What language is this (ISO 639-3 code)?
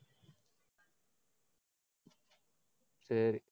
tam